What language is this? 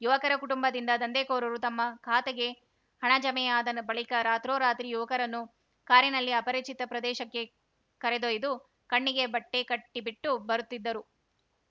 Kannada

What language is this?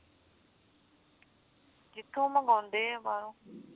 Punjabi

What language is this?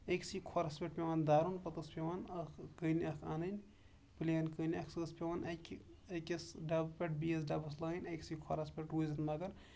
Kashmiri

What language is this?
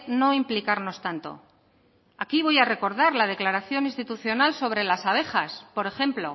Spanish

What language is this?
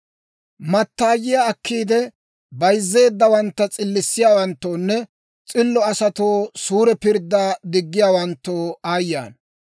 Dawro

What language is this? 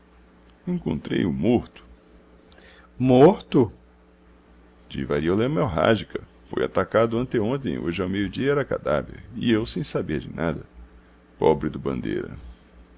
Portuguese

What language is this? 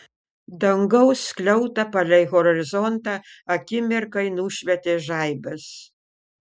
Lithuanian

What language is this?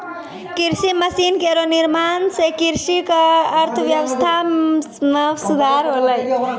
Maithili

